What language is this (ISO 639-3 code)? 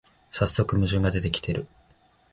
jpn